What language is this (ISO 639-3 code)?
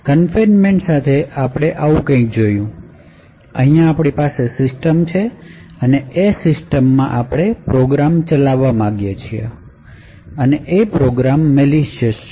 guj